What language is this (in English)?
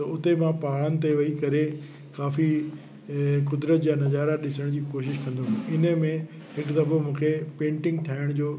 Sindhi